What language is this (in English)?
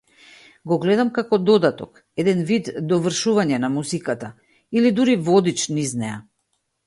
Macedonian